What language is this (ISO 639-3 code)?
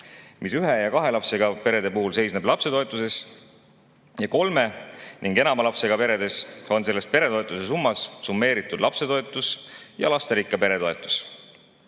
est